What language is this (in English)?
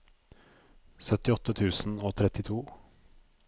Norwegian